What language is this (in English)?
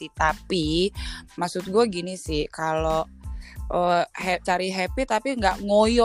Indonesian